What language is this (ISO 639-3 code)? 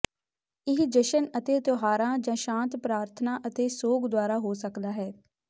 pan